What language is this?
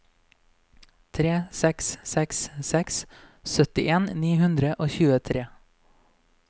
Norwegian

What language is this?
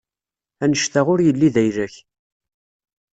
Kabyle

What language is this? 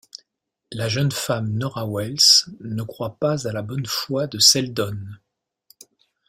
French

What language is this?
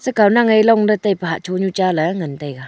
Wancho Naga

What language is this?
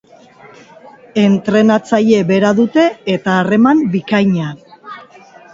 Basque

